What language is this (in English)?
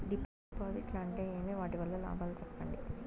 Telugu